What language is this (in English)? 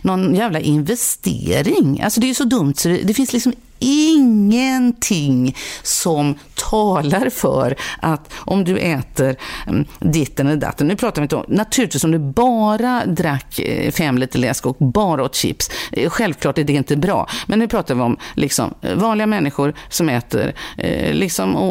Swedish